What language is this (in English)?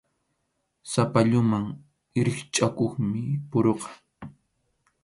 Arequipa-La Unión Quechua